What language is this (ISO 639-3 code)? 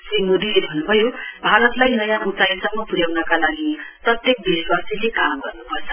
nep